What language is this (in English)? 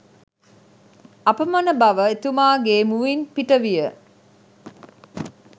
Sinhala